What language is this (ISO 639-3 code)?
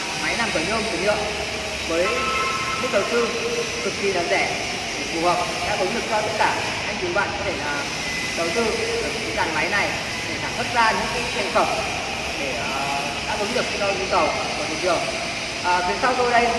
vie